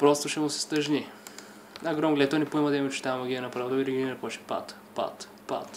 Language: Romanian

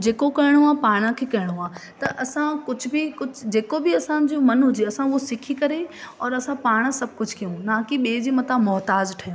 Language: Sindhi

